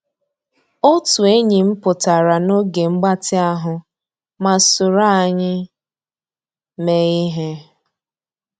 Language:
Igbo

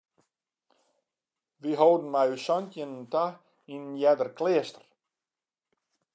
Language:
Western Frisian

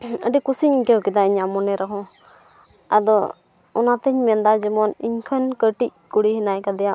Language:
Santali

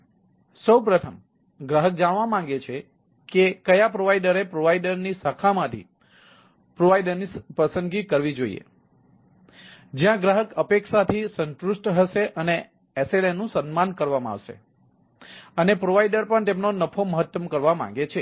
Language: Gujarati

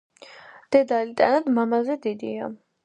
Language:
Georgian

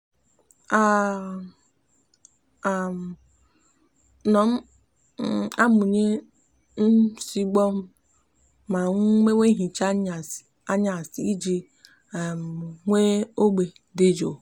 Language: Igbo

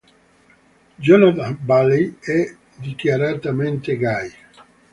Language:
Italian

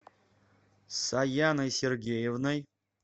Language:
Russian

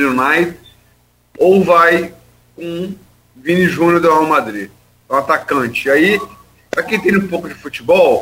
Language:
Portuguese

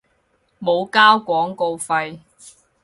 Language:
Cantonese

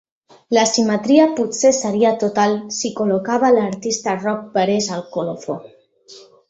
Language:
Catalan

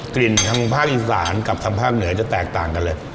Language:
Thai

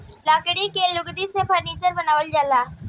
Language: Bhojpuri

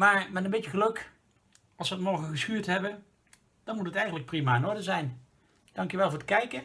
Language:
Dutch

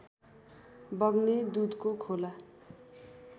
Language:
Nepali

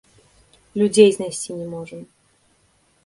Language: Belarusian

